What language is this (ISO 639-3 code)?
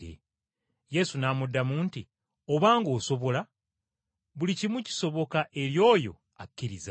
lug